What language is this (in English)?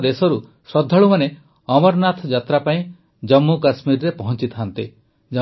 Odia